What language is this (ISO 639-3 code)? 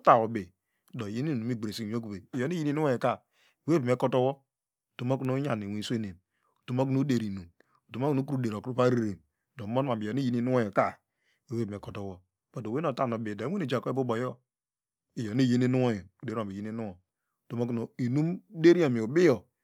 deg